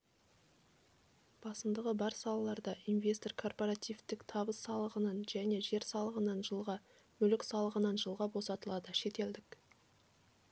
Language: Kazakh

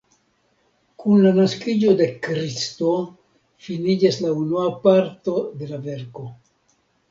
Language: Esperanto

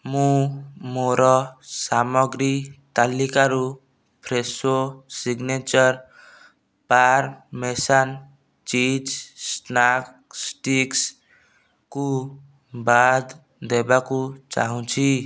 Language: Odia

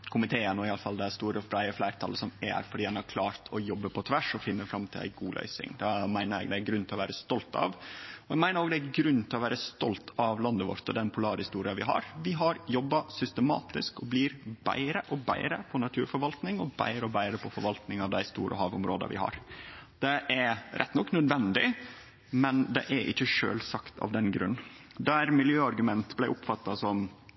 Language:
Norwegian Nynorsk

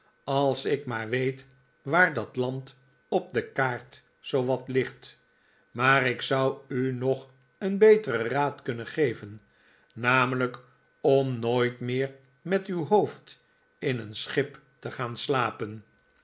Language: Dutch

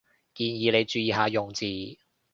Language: Cantonese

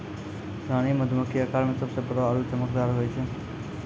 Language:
Maithili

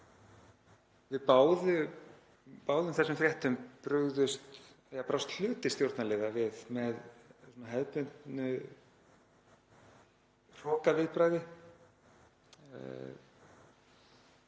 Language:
Icelandic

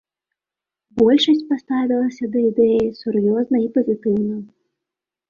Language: Belarusian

